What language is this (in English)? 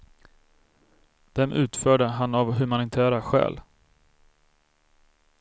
Swedish